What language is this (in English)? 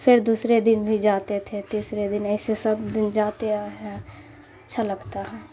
Urdu